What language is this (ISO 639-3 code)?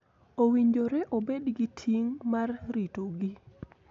luo